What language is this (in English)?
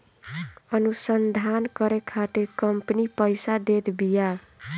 Bhojpuri